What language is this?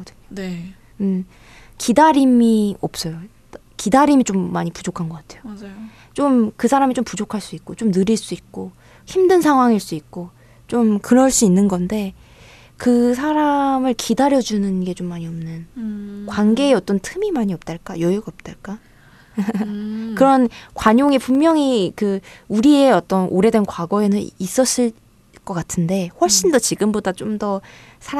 Korean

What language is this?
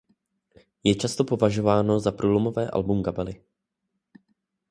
Czech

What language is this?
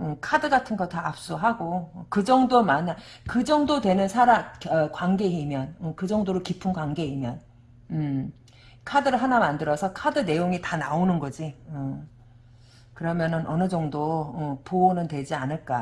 Korean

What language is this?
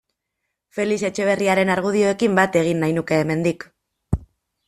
Basque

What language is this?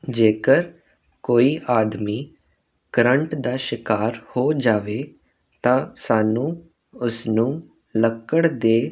Punjabi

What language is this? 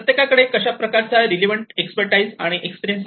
Marathi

